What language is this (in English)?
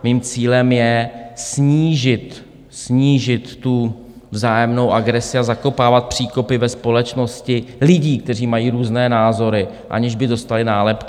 Czech